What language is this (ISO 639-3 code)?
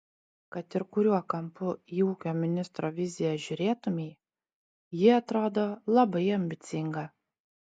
lit